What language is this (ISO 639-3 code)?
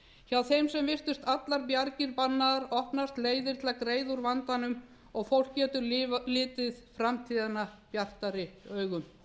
isl